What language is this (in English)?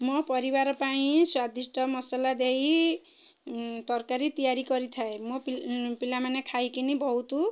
Odia